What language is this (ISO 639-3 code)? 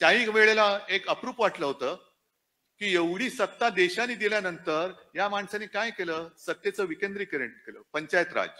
mar